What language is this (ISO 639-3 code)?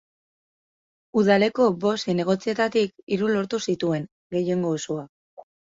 eus